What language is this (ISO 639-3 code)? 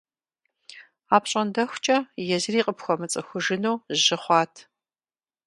kbd